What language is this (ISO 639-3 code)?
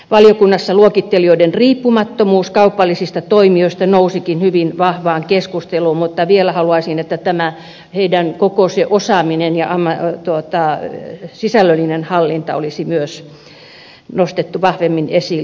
fin